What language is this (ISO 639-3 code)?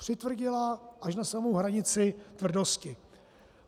ces